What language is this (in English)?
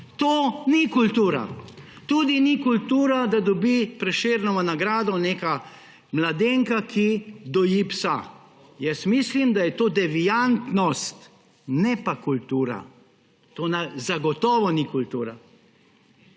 Slovenian